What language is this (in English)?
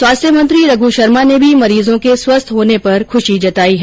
Hindi